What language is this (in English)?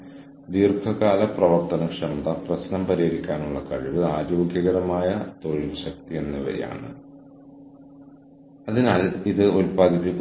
Malayalam